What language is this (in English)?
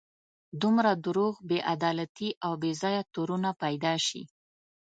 Pashto